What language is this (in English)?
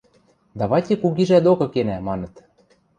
Western Mari